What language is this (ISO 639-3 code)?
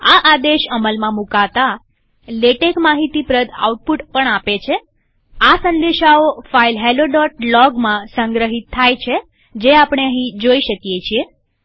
guj